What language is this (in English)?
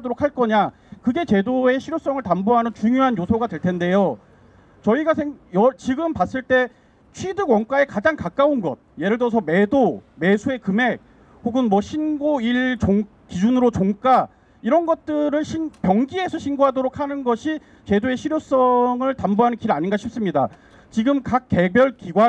Korean